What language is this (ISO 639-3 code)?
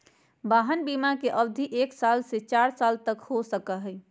mag